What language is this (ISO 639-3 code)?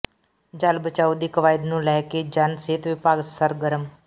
pan